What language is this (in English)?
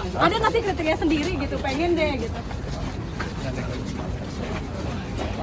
Indonesian